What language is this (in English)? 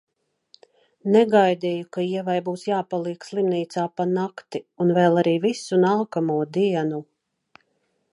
Latvian